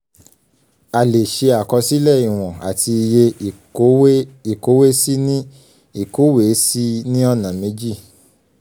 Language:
Yoruba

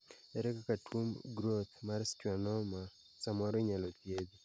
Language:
Luo (Kenya and Tanzania)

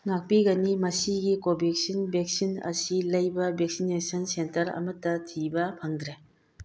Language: Manipuri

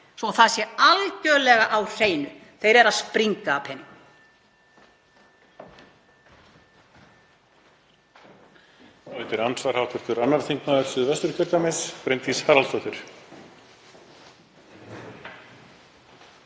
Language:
Icelandic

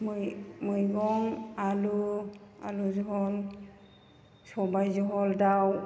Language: Bodo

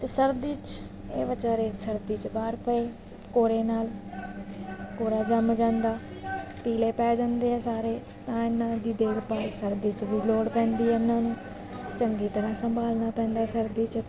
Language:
Punjabi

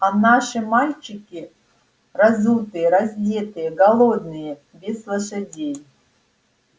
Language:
Russian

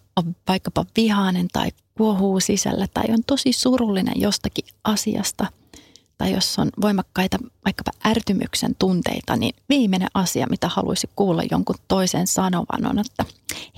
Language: Finnish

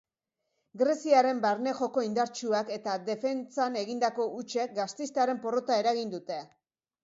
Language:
Basque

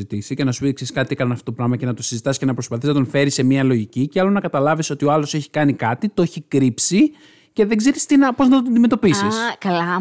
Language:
Greek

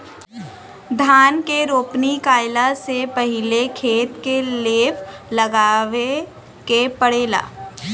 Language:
Bhojpuri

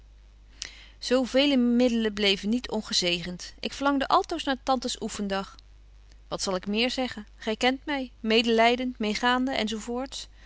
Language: Dutch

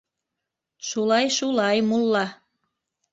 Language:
Bashkir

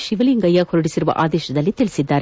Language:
Kannada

